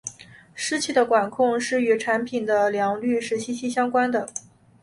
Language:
Chinese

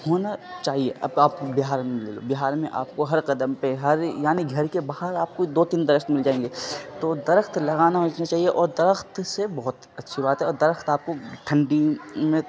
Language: Urdu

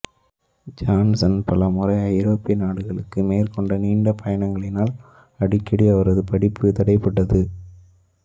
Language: Tamil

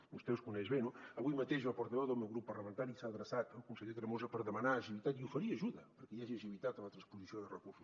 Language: Catalan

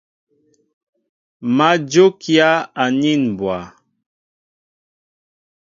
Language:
Mbo (Cameroon)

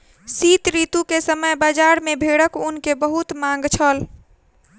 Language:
Maithili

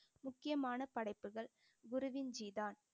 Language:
Tamil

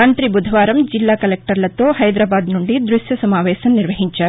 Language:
Telugu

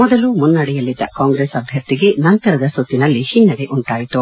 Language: Kannada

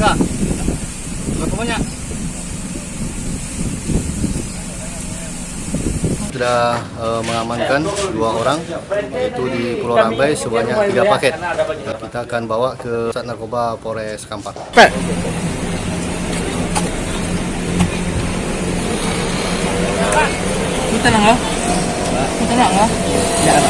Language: Indonesian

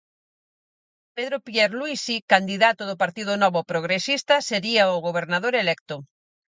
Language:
Galician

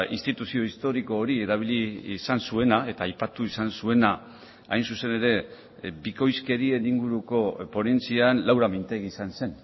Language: Basque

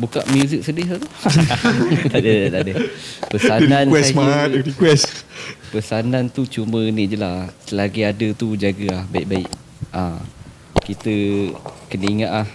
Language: Malay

